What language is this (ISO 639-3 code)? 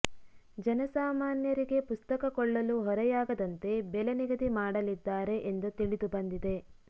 kan